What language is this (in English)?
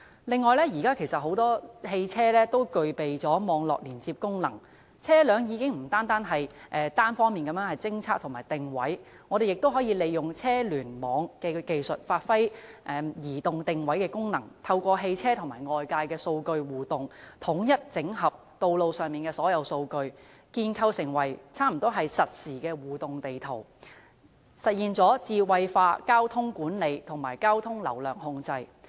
Cantonese